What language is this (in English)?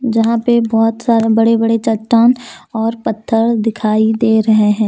Hindi